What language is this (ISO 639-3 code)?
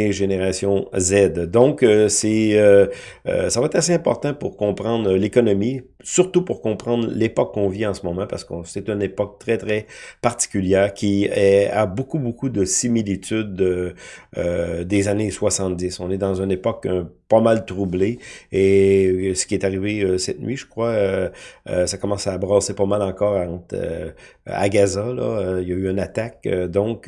fra